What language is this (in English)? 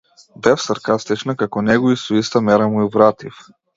Macedonian